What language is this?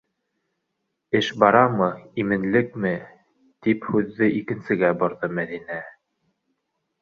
Bashkir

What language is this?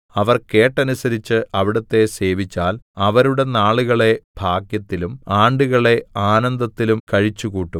Malayalam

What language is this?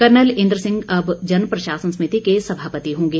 Hindi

